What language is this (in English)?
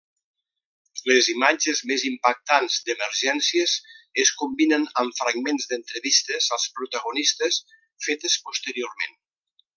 Catalan